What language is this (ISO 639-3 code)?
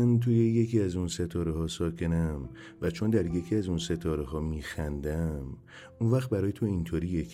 fas